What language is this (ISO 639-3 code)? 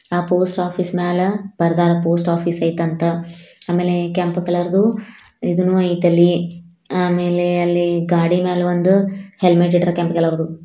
kan